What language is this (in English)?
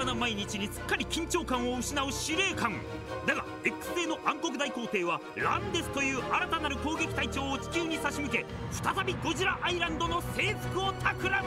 Japanese